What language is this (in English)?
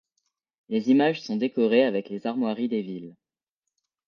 French